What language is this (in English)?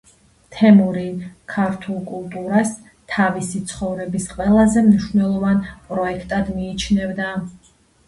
Georgian